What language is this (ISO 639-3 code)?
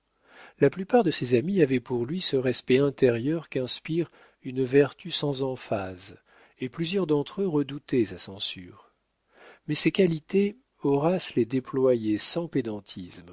fra